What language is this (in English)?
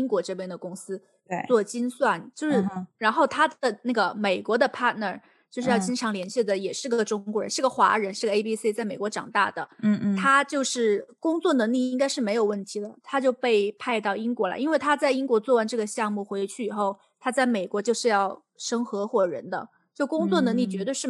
Chinese